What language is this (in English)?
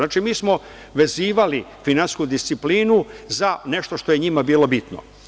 Serbian